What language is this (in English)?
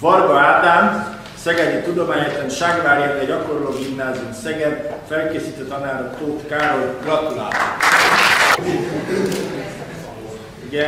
Hungarian